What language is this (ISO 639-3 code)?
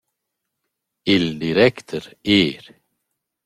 roh